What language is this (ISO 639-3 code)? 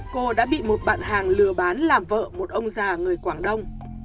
vie